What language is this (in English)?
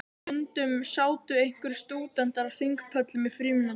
Icelandic